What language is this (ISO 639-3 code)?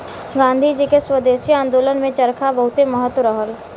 bho